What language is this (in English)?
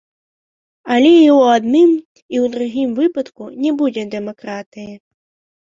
Belarusian